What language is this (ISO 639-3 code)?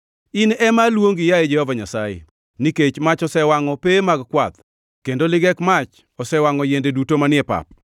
luo